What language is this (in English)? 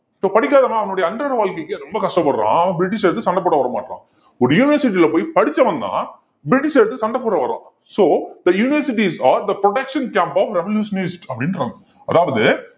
Tamil